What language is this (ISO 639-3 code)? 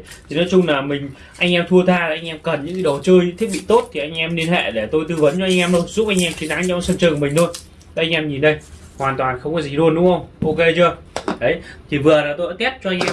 vie